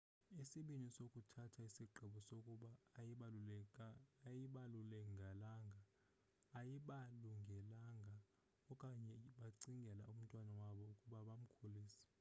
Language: Xhosa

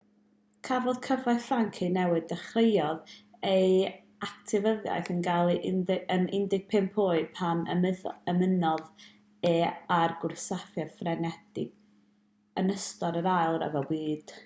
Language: Welsh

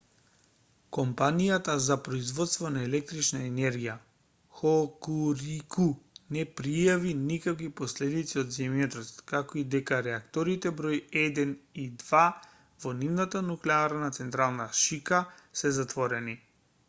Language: Macedonian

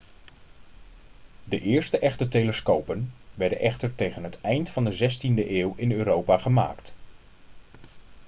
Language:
Dutch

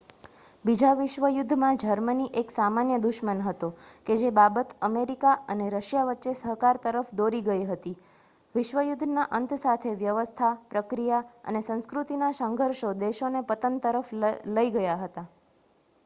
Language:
Gujarati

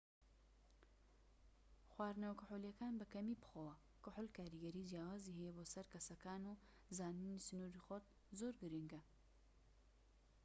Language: Central Kurdish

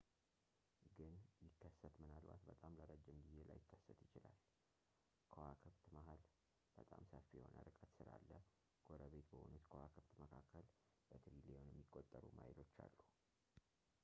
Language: Amharic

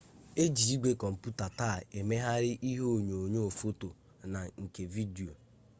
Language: Igbo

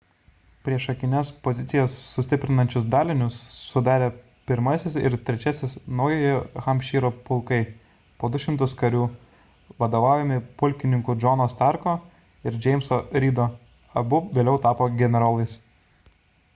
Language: Lithuanian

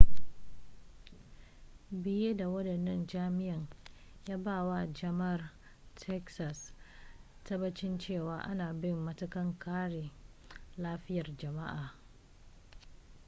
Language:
Hausa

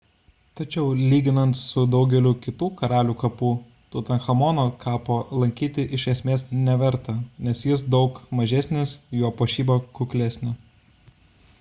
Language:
Lithuanian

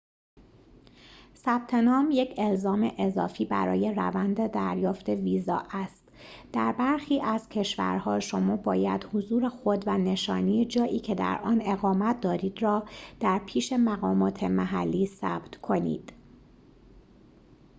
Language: Persian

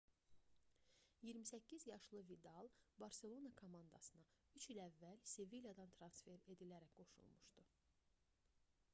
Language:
Azerbaijani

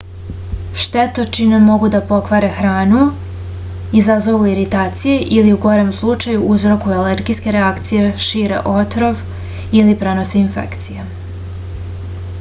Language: Serbian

